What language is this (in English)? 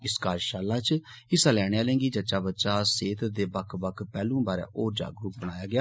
Dogri